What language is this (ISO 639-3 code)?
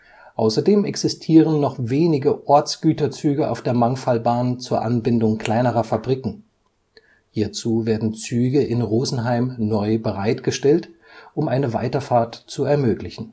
deu